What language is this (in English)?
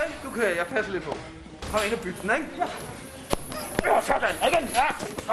Danish